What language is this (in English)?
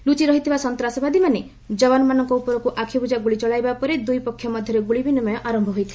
Odia